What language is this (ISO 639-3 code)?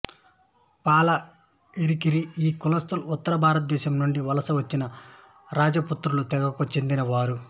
tel